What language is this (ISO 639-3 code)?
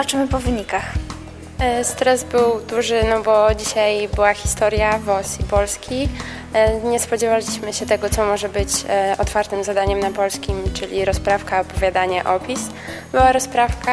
pol